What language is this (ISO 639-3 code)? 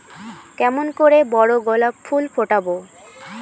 ben